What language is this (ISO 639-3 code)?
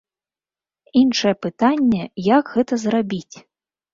bel